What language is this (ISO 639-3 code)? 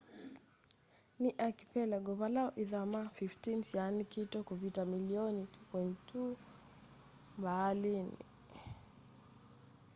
kam